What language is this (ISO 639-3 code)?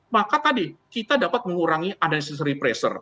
ind